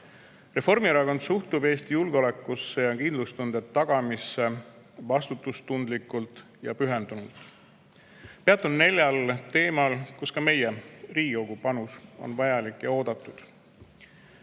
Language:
Estonian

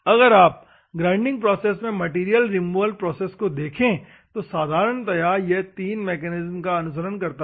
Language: Hindi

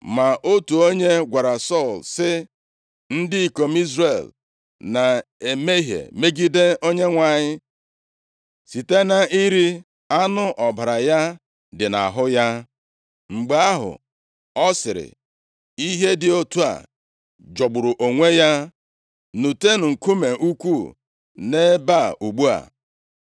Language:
Igbo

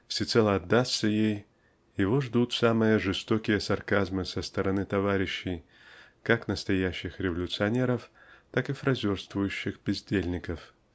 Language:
Russian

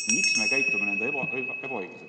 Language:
Estonian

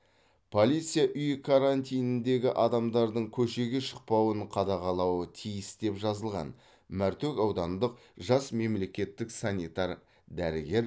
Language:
Kazakh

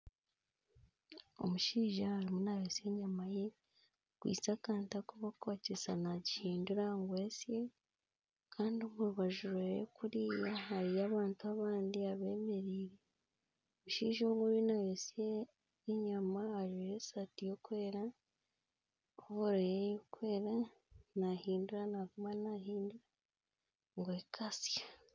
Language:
Nyankole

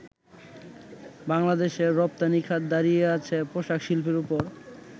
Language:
Bangla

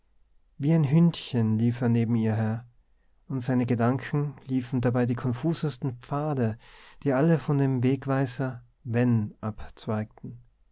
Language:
German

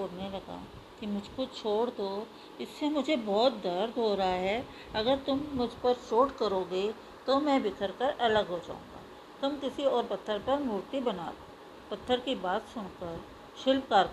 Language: Hindi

